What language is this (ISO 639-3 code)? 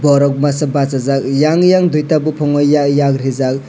trp